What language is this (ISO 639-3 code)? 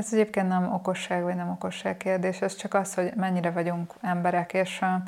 hun